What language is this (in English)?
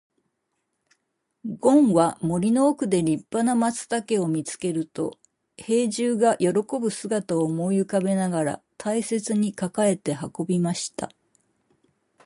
Japanese